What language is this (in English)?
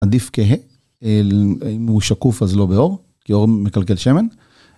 Hebrew